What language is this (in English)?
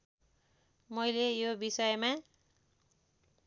Nepali